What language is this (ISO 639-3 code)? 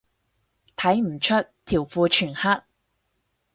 yue